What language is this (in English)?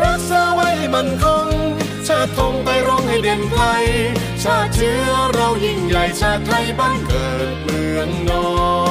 Thai